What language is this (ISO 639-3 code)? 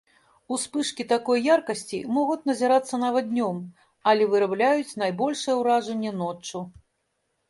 bel